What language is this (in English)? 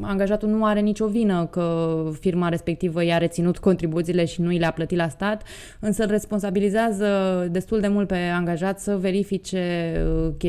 Romanian